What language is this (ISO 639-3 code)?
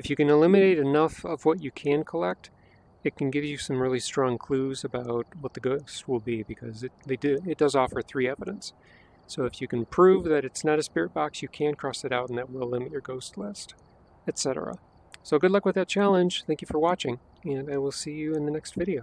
eng